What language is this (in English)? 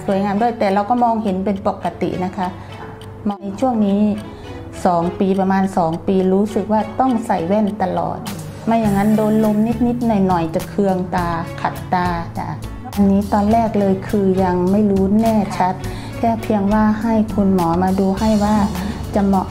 Thai